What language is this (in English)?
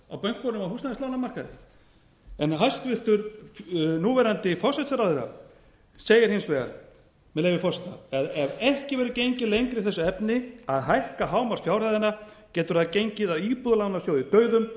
Icelandic